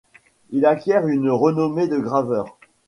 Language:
French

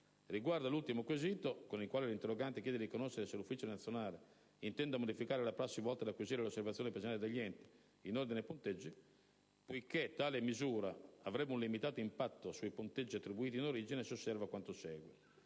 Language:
Italian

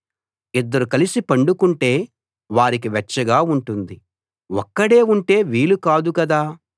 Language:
Telugu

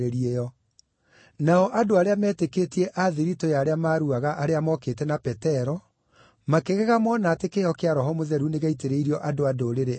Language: Kikuyu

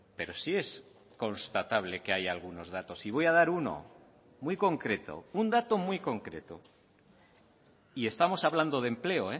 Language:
Spanish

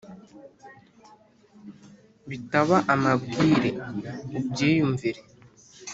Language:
Kinyarwanda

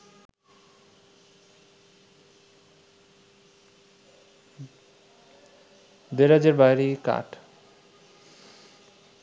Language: Bangla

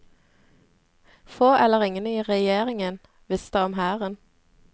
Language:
Norwegian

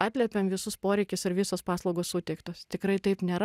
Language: Lithuanian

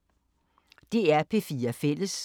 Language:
Danish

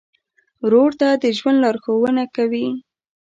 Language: Pashto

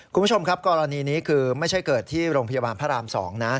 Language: Thai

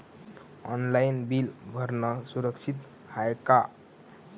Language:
Marathi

